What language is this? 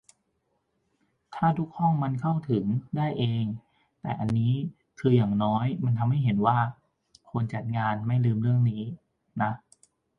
Thai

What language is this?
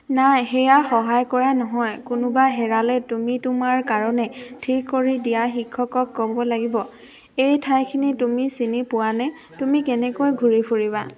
Assamese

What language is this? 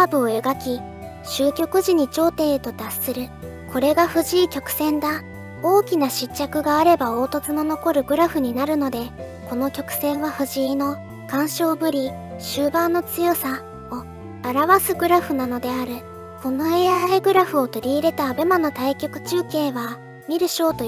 Japanese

